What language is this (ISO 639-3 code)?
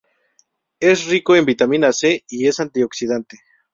spa